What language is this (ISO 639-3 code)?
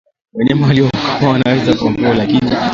swa